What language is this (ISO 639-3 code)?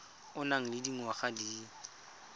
tsn